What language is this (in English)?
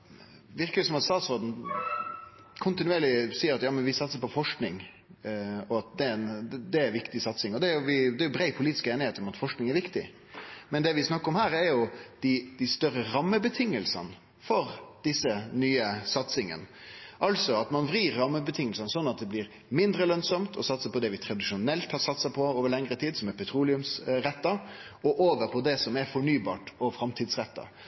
Norwegian Nynorsk